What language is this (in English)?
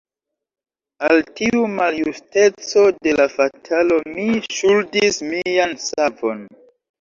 Esperanto